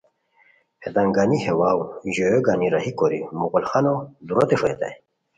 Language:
Khowar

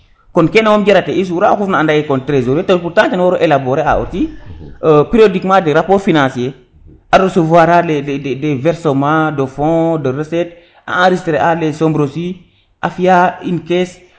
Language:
Serer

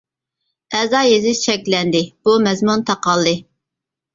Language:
Uyghur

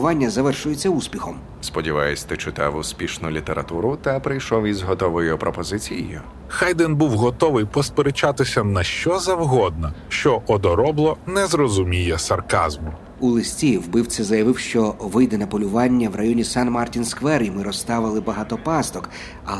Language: Ukrainian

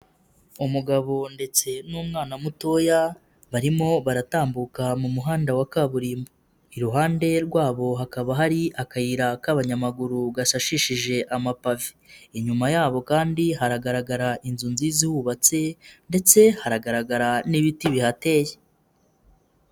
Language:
Kinyarwanda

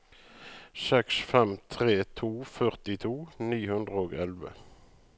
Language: Norwegian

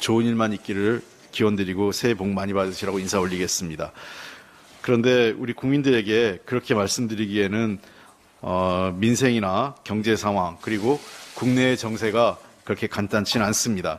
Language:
Korean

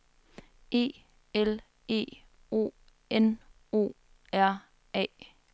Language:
Danish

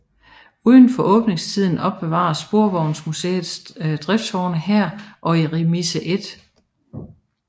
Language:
Danish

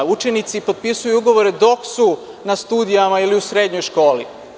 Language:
Serbian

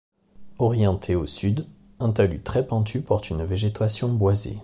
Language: French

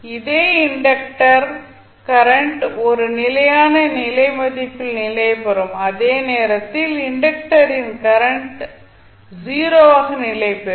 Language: Tamil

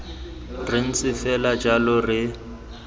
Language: Tswana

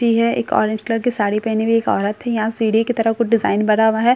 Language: Hindi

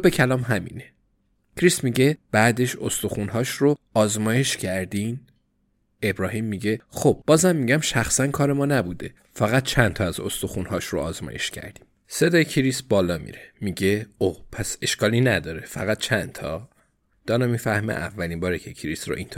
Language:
Persian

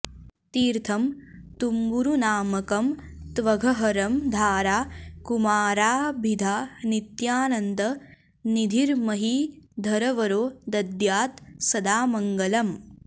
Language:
Sanskrit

